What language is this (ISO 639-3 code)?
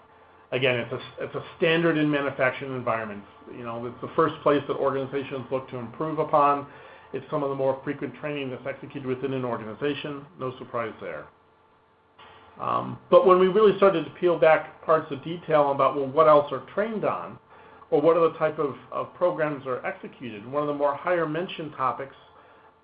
eng